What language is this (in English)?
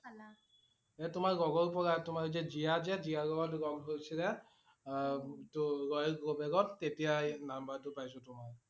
Assamese